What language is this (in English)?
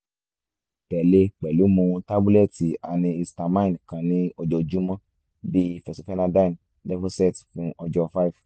Yoruba